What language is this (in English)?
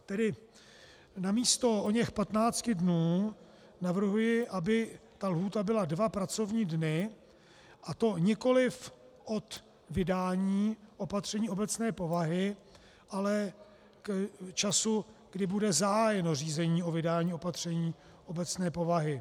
Czech